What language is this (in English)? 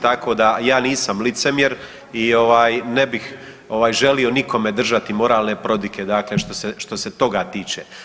Croatian